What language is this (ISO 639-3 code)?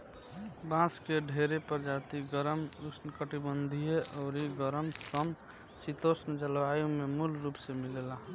bho